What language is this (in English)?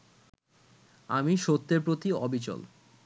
Bangla